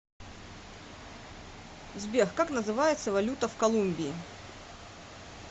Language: Russian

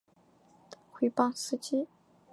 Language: Chinese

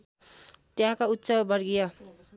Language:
Nepali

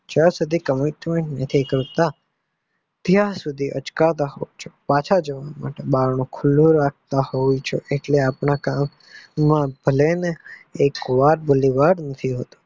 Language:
Gujarati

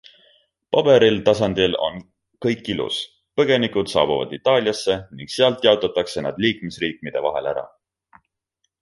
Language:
Estonian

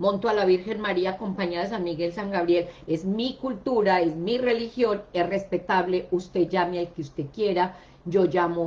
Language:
Spanish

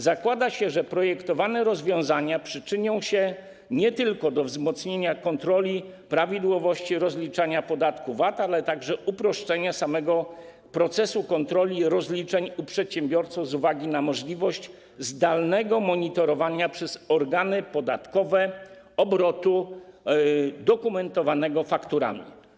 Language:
Polish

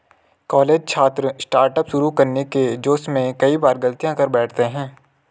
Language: Hindi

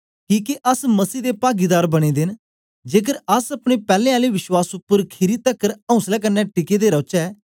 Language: Dogri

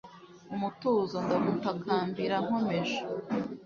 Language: Kinyarwanda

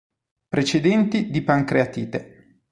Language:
Italian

